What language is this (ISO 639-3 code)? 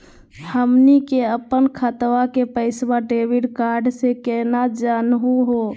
mag